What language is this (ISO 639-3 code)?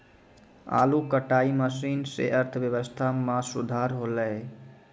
mai